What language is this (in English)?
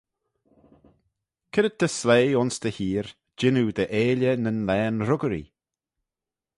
Manx